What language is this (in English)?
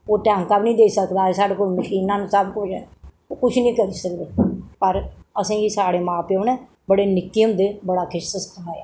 Dogri